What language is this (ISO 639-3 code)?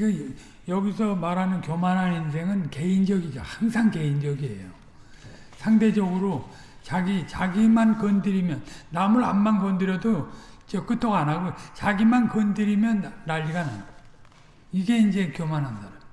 kor